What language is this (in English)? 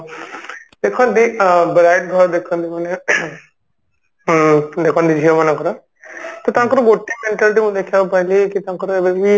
Odia